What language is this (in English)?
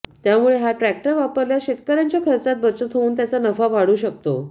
Marathi